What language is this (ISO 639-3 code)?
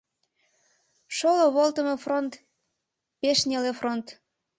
chm